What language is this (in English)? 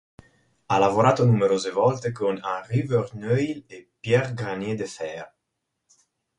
Italian